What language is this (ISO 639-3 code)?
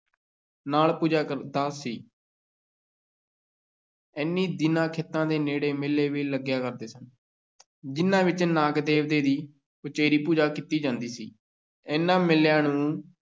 pan